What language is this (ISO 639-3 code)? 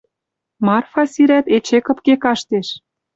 mrj